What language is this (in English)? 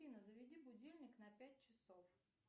Russian